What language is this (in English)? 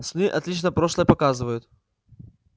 Russian